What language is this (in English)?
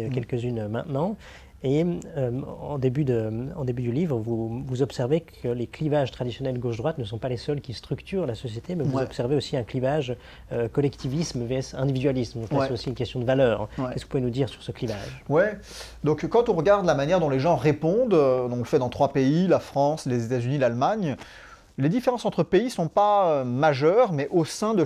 French